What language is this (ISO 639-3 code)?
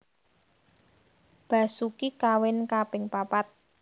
jav